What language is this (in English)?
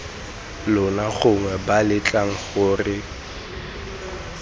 Tswana